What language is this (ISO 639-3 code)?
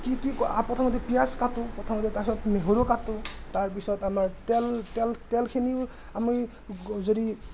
asm